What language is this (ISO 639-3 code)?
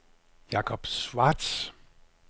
dan